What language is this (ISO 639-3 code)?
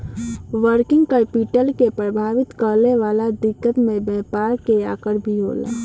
bho